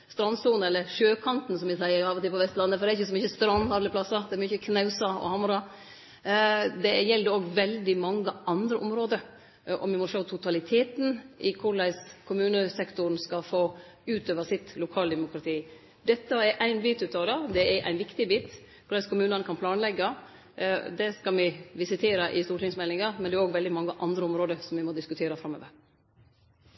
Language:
Norwegian Nynorsk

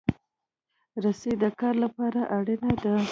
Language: Pashto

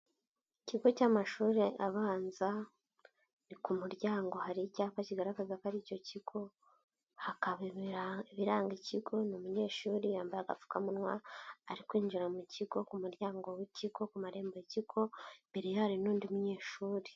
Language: Kinyarwanda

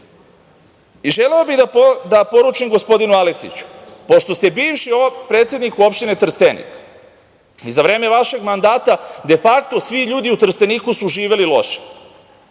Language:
Serbian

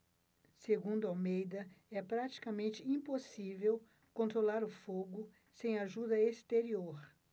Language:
Portuguese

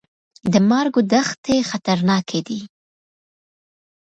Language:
Pashto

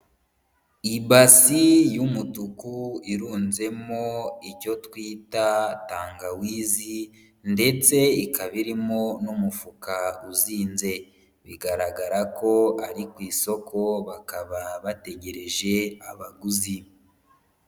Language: Kinyarwanda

